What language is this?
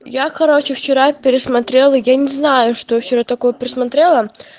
Russian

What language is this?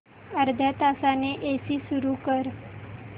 Marathi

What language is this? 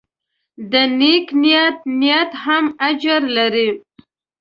Pashto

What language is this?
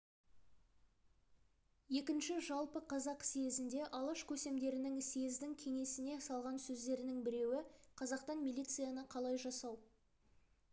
Kazakh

